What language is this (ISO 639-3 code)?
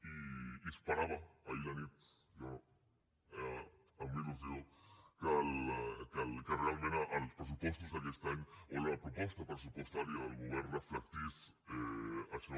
cat